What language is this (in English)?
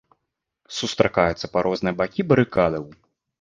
Belarusian